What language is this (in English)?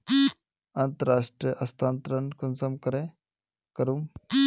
Magahi